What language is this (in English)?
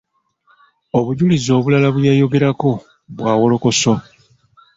Ganda